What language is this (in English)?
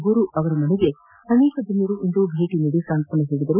Kannada